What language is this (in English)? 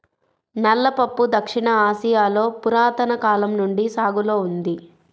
Telugu